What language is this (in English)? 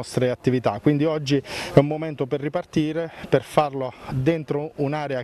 Italian